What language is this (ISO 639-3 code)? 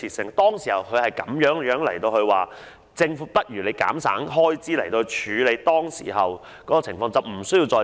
yue